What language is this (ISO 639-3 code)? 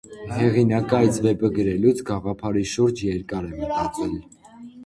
hye